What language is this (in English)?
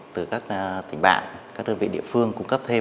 Vietnamese